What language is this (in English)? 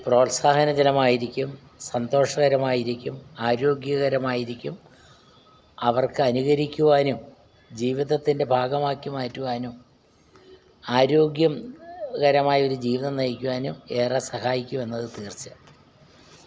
Malayalam